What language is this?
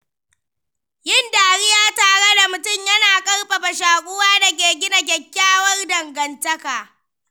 Hausa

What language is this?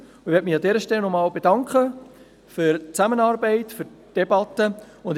Swiss German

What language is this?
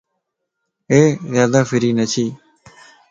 Lasi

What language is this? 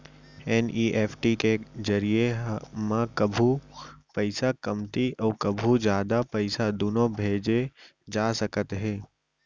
Chhattisgarhi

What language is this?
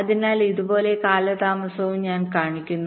Malayalam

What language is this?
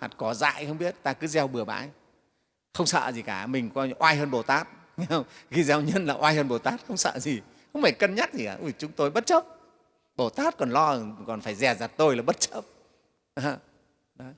Vietnamese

